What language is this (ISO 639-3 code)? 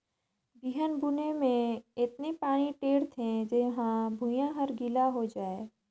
hne